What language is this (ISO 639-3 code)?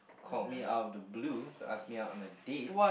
eng